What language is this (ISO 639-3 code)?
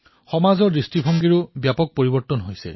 asm